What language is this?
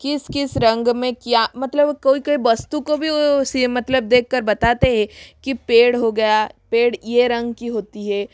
Hindi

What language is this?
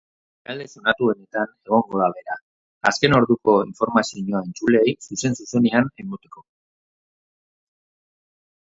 Basque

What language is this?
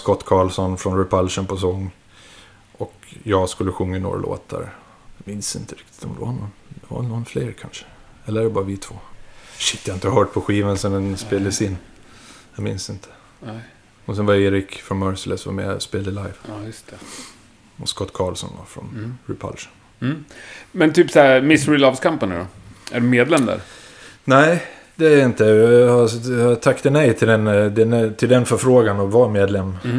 Swedish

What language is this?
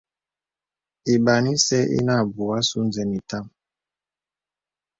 Bebele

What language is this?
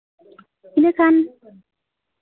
Santali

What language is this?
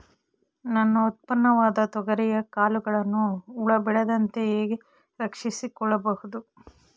Kannada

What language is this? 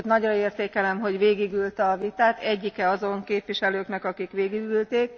Hungarian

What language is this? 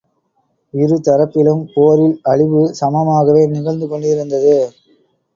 Tamil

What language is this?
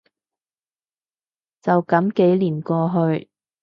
Cantonese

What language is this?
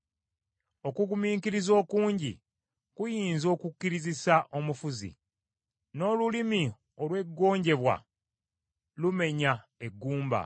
Ganda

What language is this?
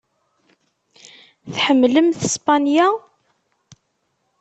Kabyle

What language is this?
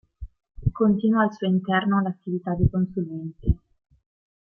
Italian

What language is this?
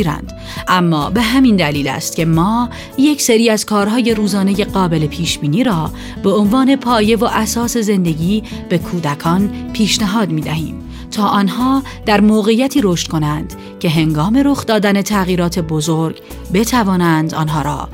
Persian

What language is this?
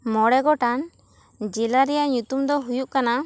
Santali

